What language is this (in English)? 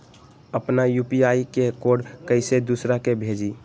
Magahi